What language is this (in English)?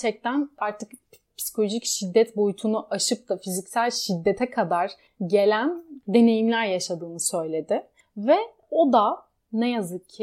Turkish